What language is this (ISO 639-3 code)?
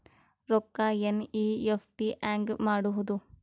kan